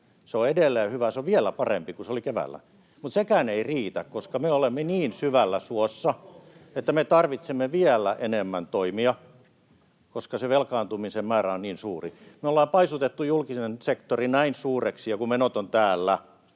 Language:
Finnish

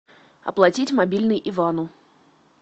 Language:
Russian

